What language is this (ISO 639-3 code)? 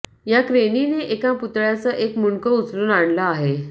mar